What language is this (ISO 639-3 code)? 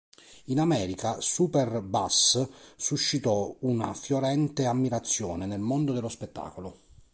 ita